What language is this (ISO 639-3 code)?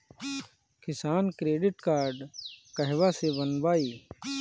bho